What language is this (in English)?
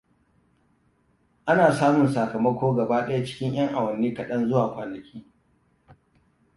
Hausa